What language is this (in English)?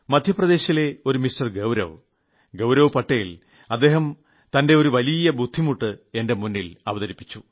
Malayalam